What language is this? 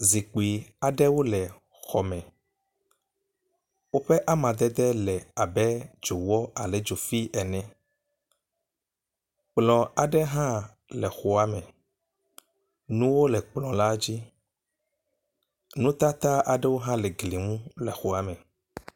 Ewe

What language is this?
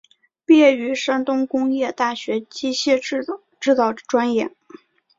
Chinese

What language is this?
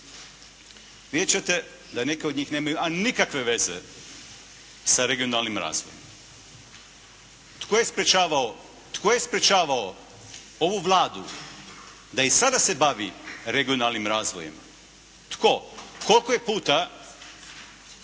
Croatian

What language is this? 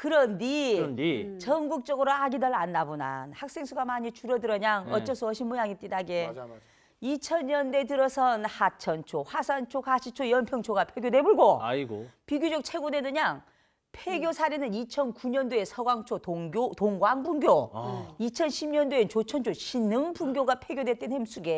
Korean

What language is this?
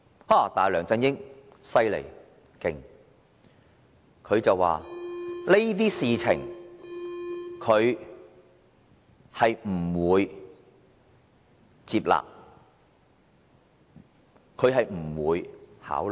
Cantonese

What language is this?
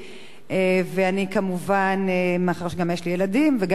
Hebrew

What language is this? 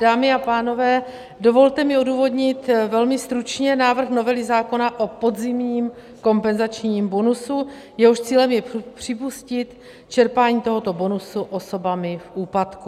Czech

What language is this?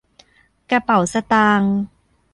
Thai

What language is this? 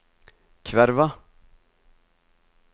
Norwegian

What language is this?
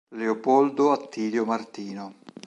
Italian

